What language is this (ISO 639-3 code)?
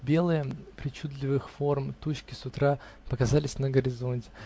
rus